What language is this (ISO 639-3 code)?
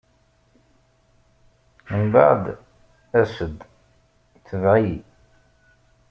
kab